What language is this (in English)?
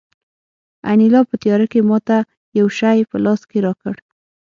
Pashto